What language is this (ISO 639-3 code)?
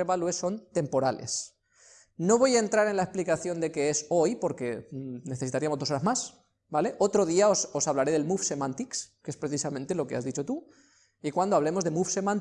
spa